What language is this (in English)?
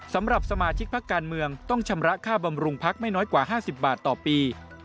Thai